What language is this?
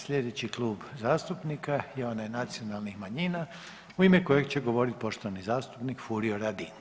Croatian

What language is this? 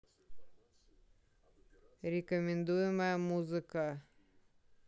Russian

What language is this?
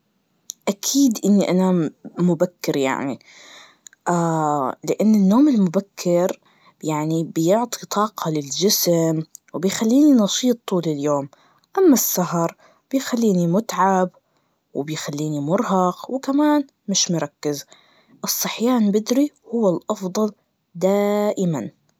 Najdi Arabic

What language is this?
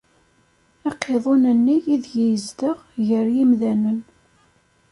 Kabyle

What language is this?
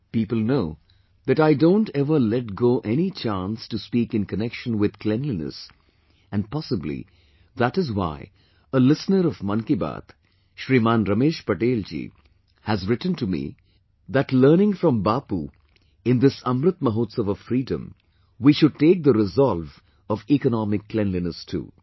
English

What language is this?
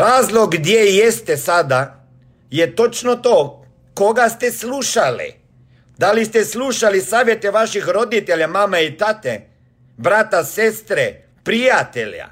Croatian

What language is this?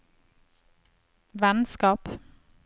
Norwegian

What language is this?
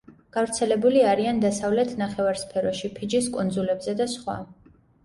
Georgian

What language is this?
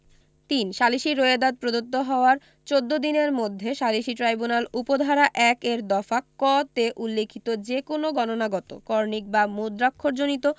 Bangla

